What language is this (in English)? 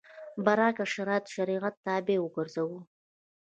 Pashto